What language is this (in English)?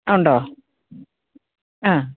Malayalam